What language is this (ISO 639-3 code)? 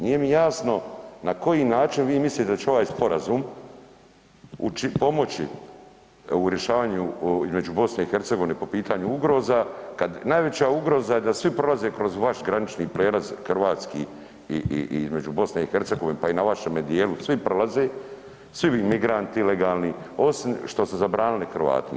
hrv